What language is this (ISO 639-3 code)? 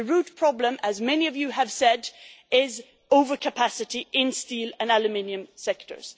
eng